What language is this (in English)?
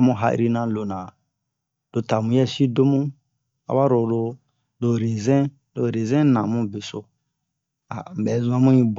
Bomu